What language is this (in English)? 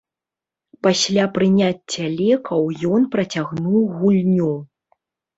Belarusian